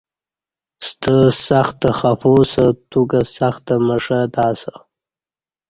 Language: Kati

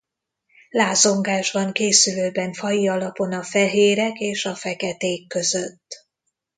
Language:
Hungarian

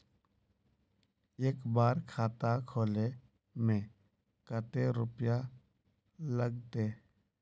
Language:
Magahi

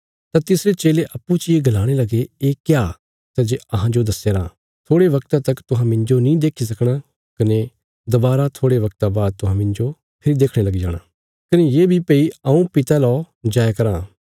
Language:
Bilaspuri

